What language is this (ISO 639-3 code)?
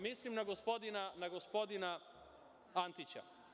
srp